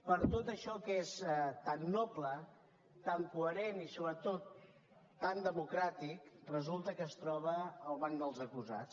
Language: Catalan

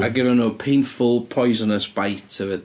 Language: Welsh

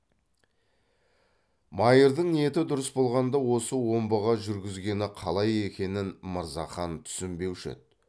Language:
Kazakh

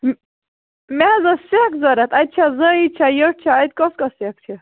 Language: Kashmiri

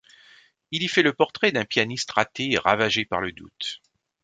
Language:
French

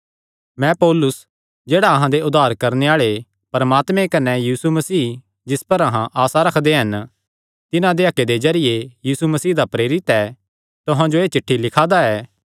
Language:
Kangri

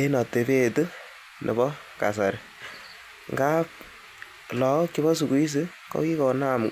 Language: Kalenjin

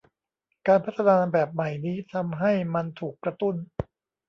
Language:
Thai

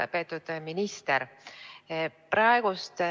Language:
Estonian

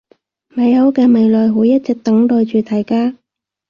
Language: Cantonese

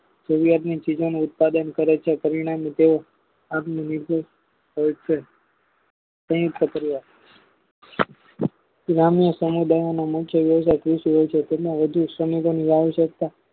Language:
Gujarati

